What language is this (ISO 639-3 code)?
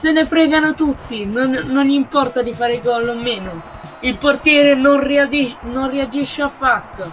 ita